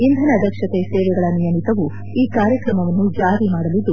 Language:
Kannada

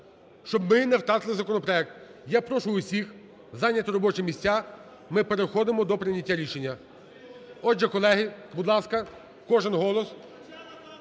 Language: Ukrainian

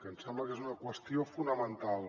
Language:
Catalan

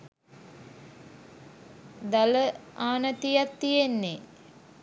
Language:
Sinhala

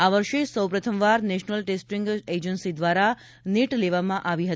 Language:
Gujarati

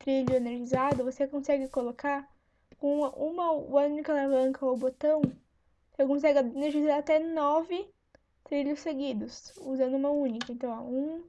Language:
Portuguese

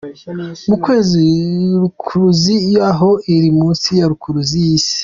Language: Kinyarwanda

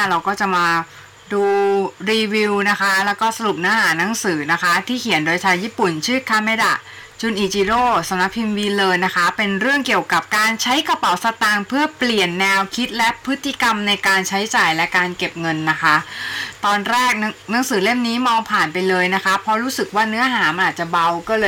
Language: Thai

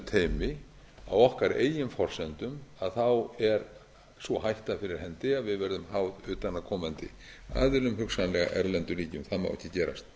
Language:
Icelandic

